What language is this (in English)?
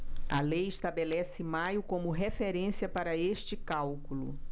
Portuguese